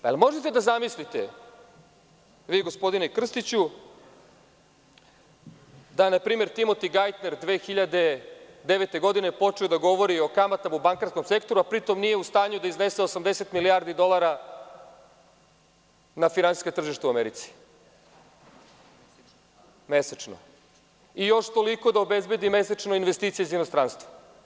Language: Serbian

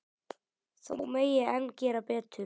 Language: Icelandic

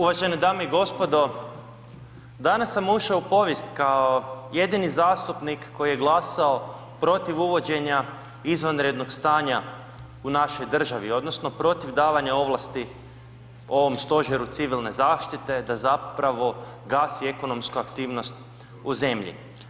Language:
Croatian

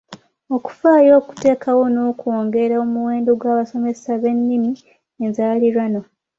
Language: Ganda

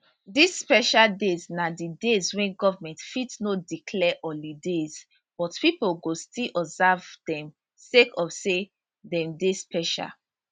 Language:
Nigerian Pidgin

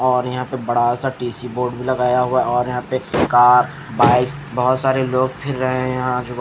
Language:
Hindi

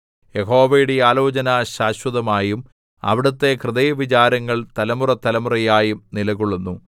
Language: Malayalam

